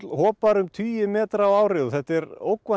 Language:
Icelandic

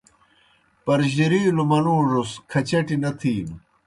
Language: Kohistani Shina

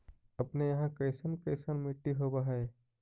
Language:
Magahi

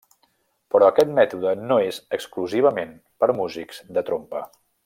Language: Catalan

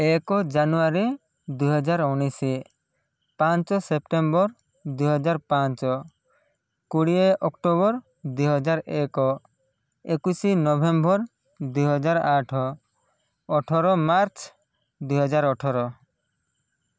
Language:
Odia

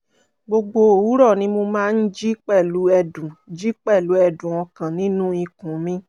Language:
Yoruba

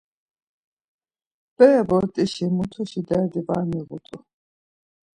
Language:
Laz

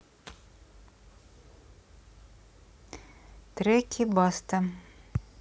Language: Russian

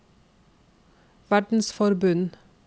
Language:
Norwegian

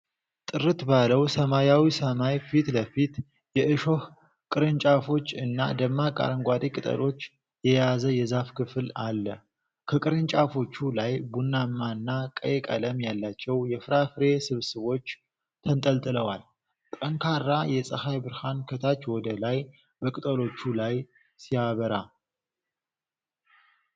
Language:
Amharic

